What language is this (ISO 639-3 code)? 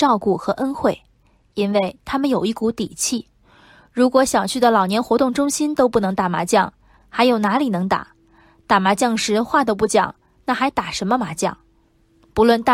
zho